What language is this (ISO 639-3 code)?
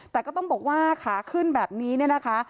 tha